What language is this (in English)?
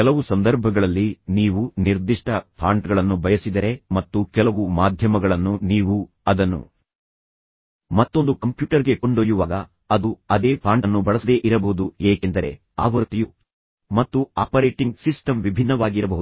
Kannada